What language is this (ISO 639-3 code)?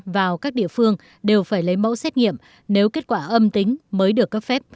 vie